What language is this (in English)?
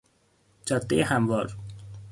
Persian